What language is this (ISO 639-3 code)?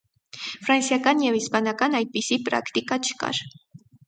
hye